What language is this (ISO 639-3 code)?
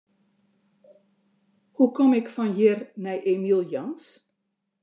fry